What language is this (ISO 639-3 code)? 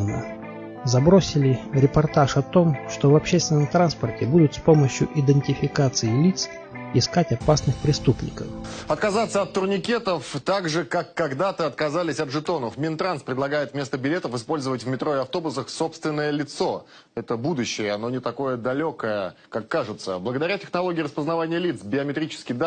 rus